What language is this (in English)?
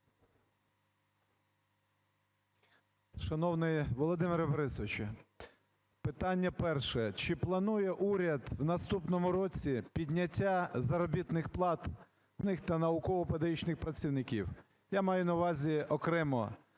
Ukrainian